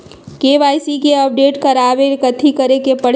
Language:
Magahi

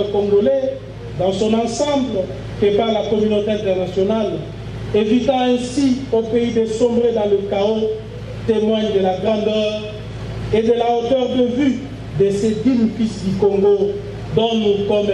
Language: French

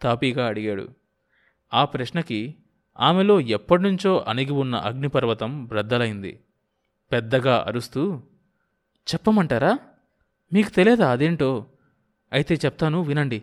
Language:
Telugu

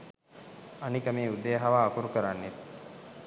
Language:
Sinhala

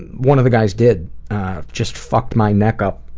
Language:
English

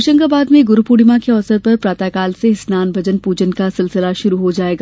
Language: Hindi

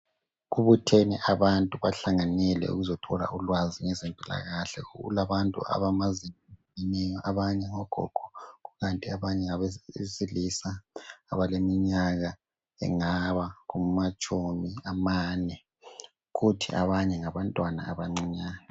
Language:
North Ndebele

